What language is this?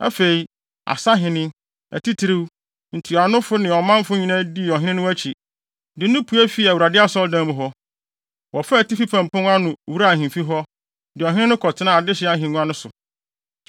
Akan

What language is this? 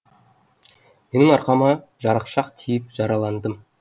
Kazakh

